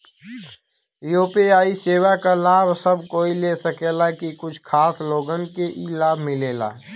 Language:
Bhojpuri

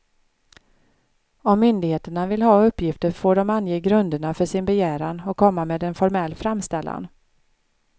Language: Swedish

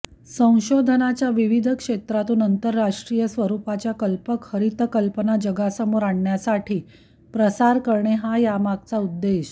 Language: Marathi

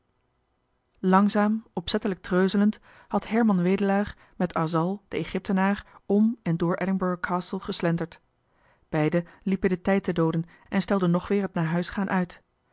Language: Dutch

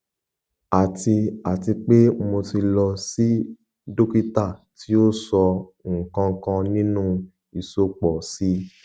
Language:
Yoruba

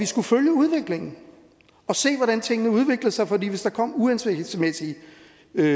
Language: Danish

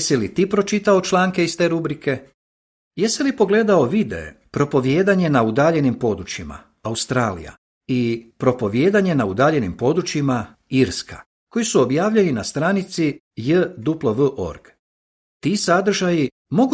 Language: Croatian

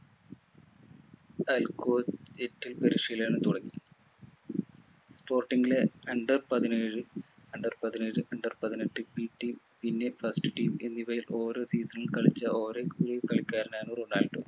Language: Malayalam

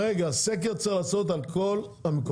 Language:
Hebrew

